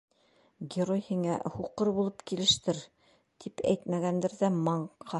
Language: Bashkir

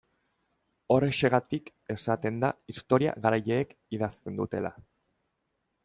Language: Basque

